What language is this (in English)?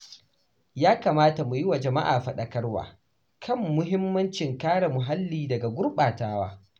Hausa